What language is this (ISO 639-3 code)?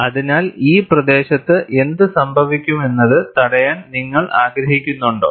mal